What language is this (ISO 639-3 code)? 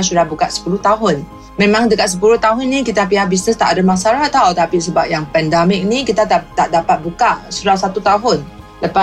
msa